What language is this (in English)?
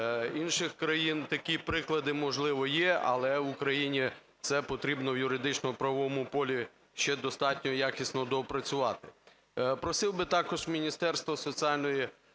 Ukrainian